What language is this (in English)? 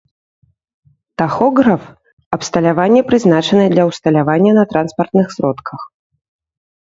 Belarusian